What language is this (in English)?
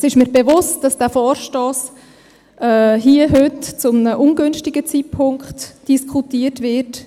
Swiss German